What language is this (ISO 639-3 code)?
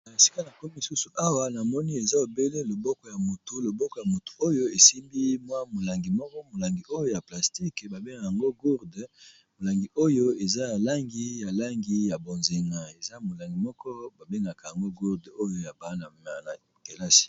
lin